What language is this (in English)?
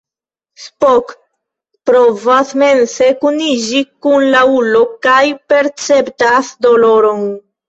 Esperanto